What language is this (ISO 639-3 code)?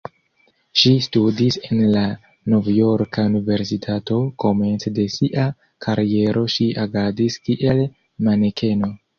epo